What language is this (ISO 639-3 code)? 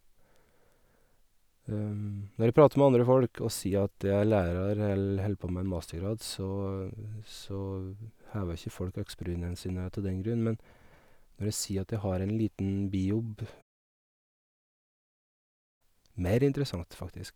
nor